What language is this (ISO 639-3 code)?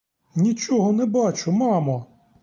ukr